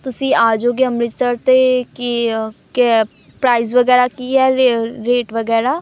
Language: Punjabi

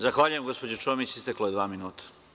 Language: Serbian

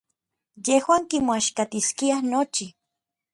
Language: Orizaba Nahuatl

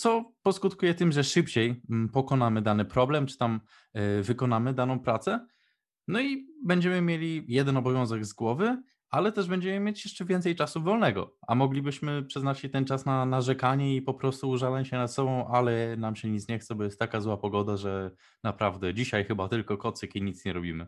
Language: Polish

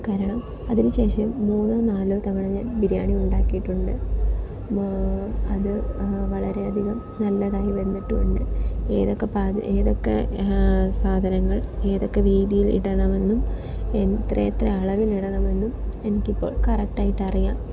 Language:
Malayalam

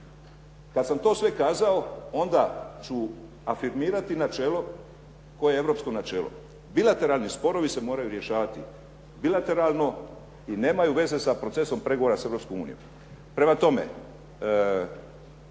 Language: Croatian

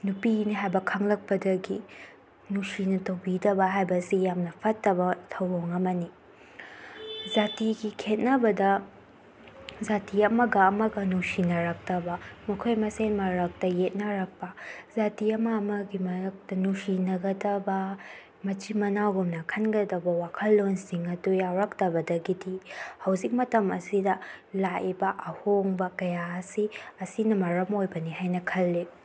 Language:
Manipuri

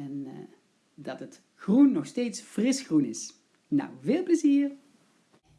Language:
Dutch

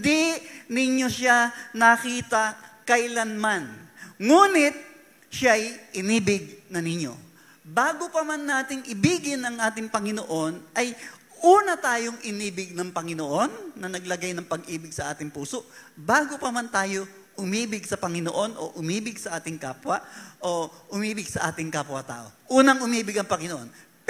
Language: Filipino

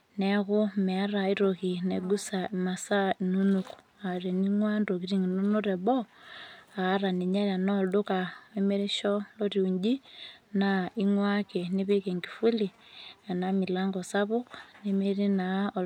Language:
Masai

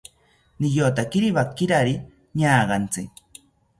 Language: South Ucayali Ashéninka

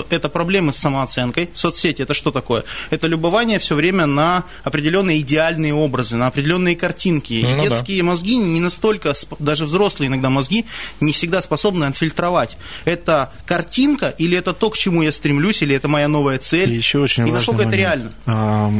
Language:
Russian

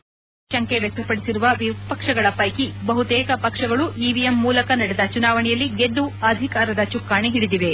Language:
Kannada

